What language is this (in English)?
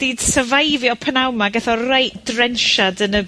Welsh